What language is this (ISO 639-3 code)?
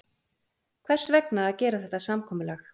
isl